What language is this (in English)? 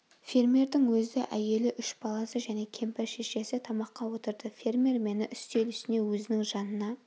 Kazakh